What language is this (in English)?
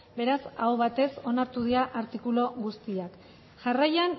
Basque